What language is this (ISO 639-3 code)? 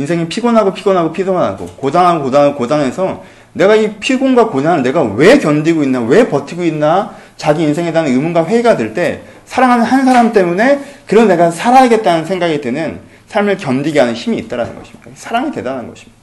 kor